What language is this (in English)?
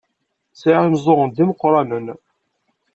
Kabyle